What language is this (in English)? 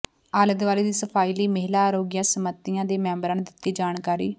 Punjabi